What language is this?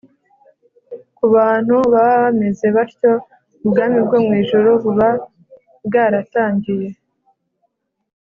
Kinyarwanda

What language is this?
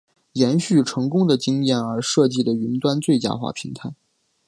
Chinese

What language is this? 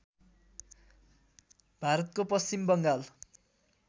Nepali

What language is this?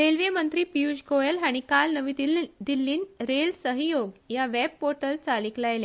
Konkani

